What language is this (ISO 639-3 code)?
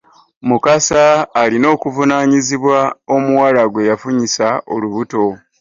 lug